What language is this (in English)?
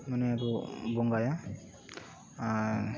Santali